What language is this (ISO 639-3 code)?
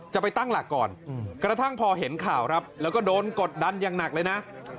tha